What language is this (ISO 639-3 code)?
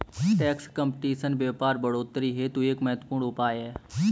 hin